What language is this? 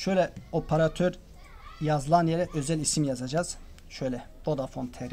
Turkish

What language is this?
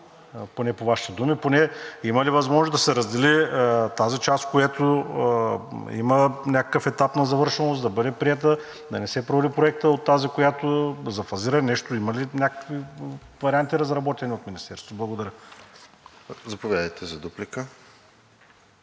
Bulgarian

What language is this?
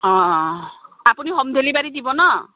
Assamese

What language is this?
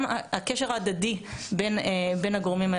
Hebrew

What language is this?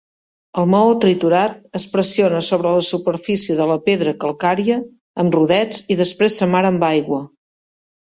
Catalan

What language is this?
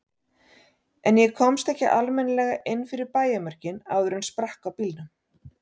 Icelandic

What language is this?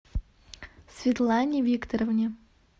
Russian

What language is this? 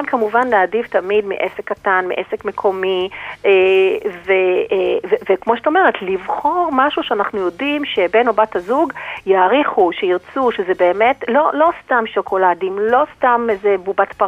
Hebrew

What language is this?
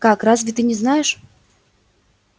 Russian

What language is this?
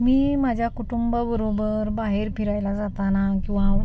Marathi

